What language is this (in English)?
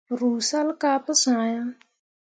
Mundang